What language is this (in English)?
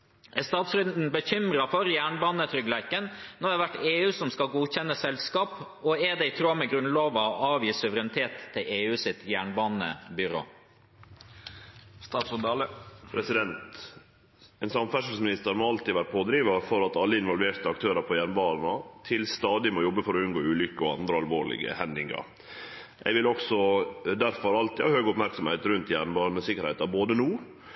Norwegian Nynorsk